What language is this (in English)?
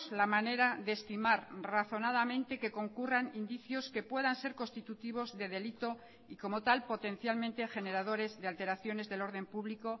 Spanish